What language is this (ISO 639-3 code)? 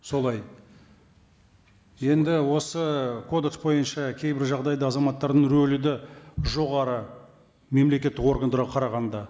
kaz